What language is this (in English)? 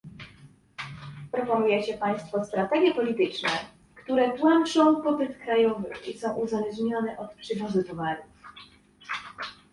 Polish